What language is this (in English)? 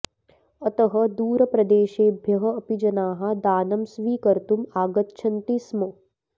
Sanskrit